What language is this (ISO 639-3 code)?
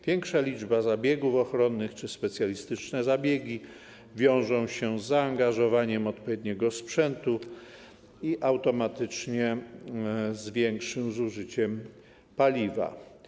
pol